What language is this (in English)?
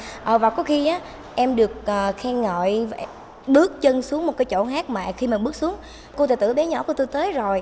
Vietnamese